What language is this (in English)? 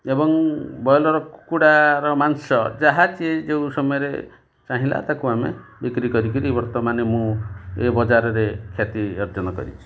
Odia